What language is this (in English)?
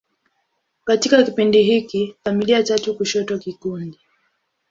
Swahili